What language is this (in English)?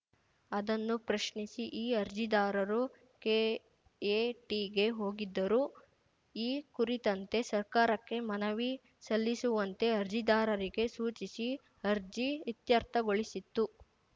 Kannada